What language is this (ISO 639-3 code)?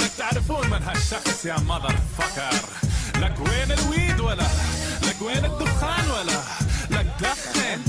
hun